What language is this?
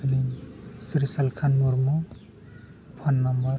Santali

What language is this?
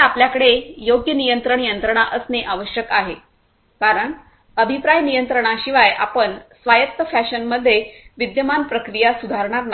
Marathi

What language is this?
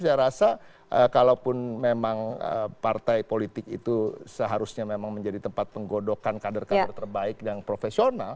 Indonesian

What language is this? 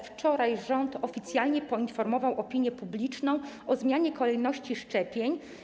Polish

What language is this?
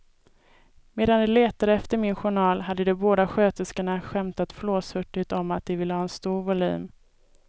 Swedish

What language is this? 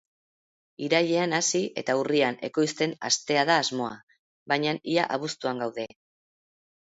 Basque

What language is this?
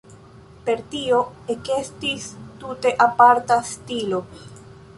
Esperanto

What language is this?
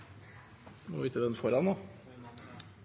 Norwegian Nynorsk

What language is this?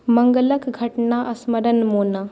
Maithili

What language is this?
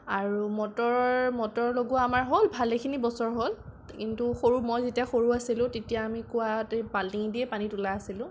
Assamese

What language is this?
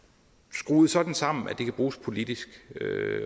Danish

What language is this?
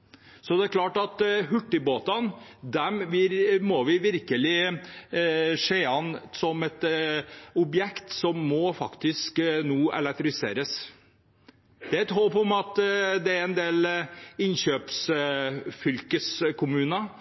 Norwegian Bokmål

